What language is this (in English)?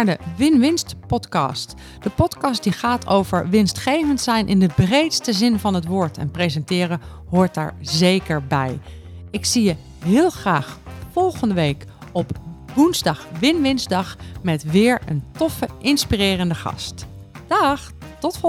Dutch